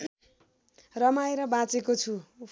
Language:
Nepali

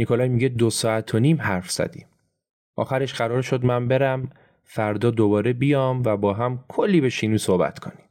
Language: Persian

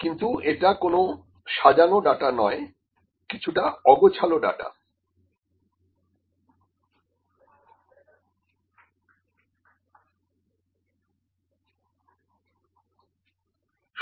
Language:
Bangla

